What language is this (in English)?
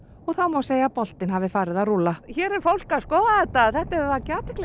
Icelandic